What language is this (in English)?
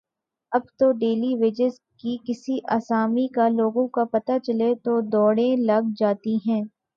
Urdu